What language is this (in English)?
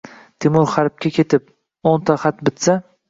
Uzbek